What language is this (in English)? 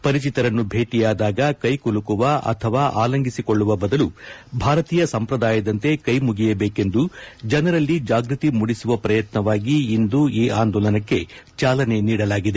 Kannada